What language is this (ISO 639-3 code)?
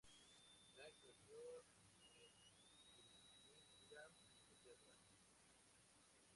spa